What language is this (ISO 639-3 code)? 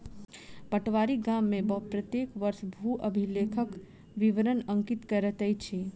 mai